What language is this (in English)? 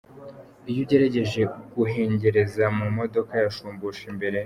Kinyarwanda